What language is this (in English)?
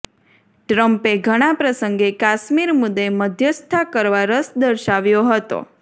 Gujarati